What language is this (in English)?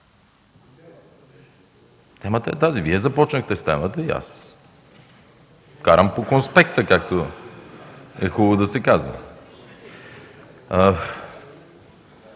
Bulgarian